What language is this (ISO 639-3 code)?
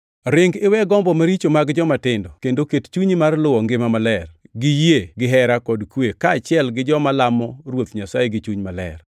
luo